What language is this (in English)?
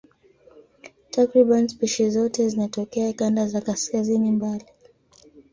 Swahili